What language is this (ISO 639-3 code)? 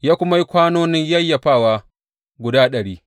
hau